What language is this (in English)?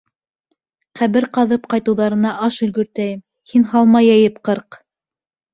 Bashkir